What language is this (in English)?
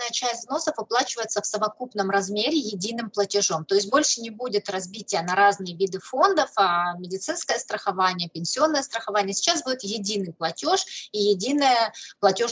Russian